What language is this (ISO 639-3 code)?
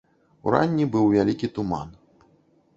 bel